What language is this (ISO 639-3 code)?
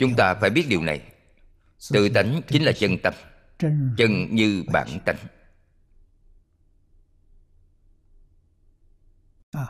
vie